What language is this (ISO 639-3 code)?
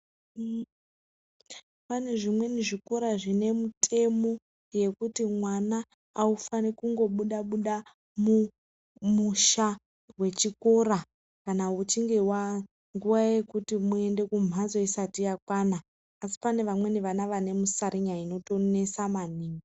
ndc